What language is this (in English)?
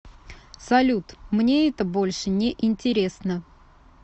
Russian